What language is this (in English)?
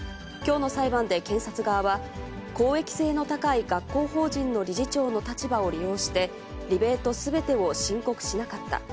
Japanese